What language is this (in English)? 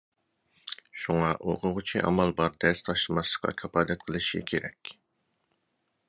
Uyghur